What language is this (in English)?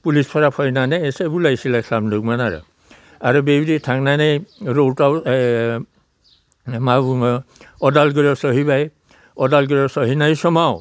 Bodo